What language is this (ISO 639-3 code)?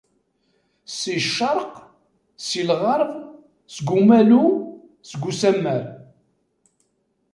kab